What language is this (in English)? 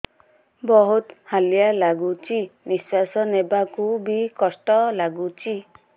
Odia